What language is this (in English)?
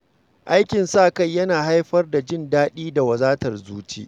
Hausa